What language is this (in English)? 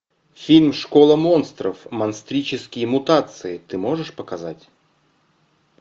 Russian